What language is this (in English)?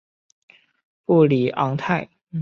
Chinese